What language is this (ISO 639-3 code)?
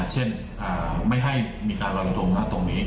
tha